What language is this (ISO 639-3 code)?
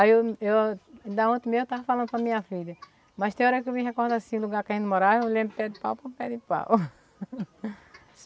por